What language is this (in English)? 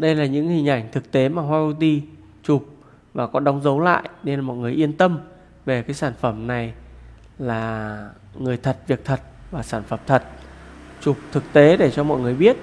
Vietnamese